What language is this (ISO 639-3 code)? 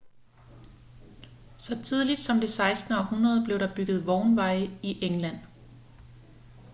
dan